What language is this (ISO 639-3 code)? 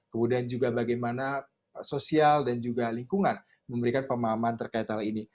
ind